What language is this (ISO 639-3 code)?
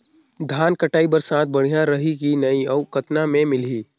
hne